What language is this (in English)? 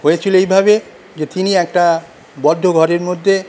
Bangla